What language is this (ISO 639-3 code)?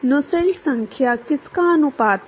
hin